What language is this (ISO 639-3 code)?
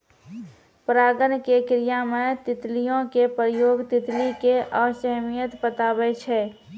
mai